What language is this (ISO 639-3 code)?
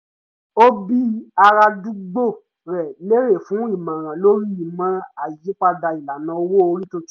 yor